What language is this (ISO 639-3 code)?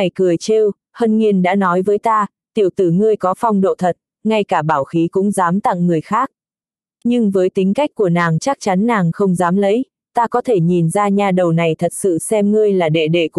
vie